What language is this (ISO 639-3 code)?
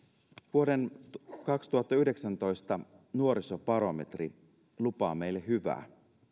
fin